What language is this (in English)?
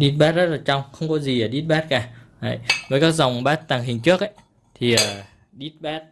Vietnamese